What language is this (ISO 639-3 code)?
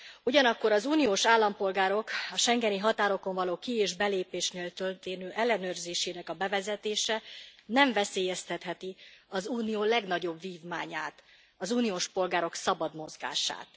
hun